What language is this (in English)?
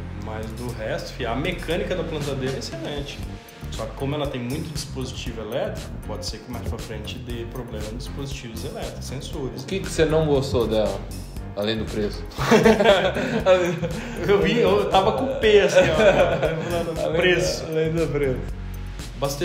Portuguese